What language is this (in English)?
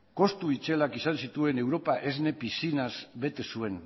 Basque